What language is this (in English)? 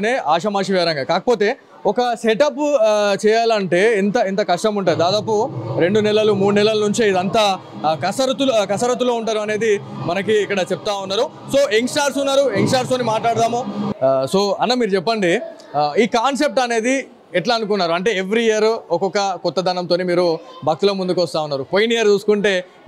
Telugu